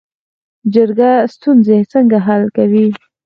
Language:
Pashto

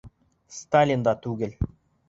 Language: Bashkir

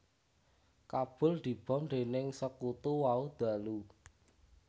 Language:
Javanese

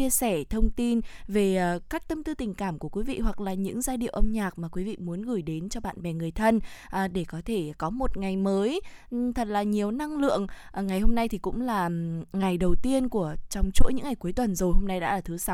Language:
Vietnamese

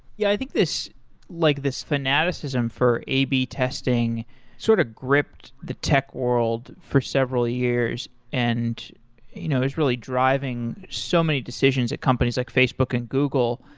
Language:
English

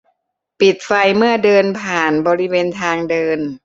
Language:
Thai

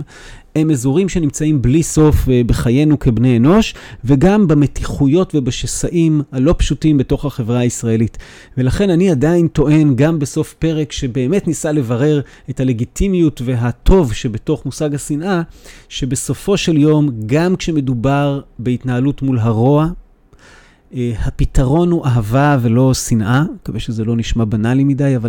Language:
Hebrew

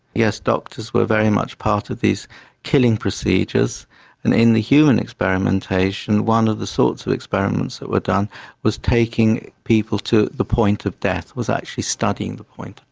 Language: English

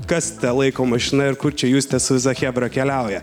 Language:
Lithuanian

